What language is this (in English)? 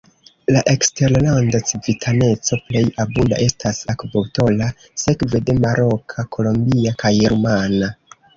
Esperanto